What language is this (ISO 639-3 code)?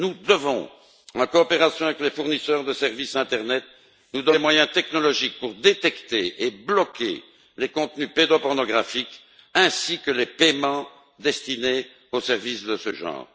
fra